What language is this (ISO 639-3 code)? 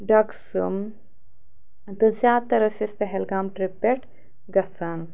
kas